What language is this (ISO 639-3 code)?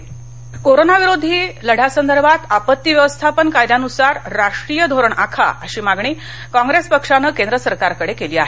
mar